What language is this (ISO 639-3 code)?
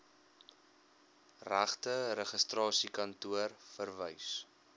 afr